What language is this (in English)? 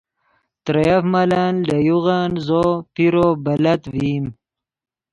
Yidgha